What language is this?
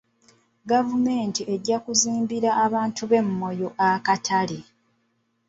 Ganda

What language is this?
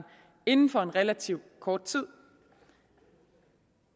Danish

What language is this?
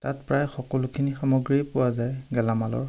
Assamese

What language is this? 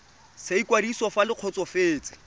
Tswana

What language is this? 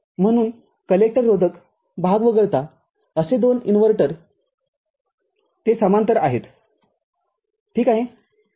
Marathi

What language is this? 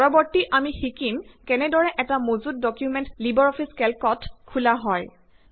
Assamese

